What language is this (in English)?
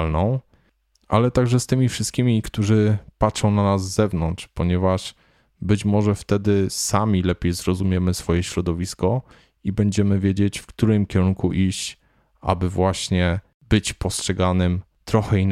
Polish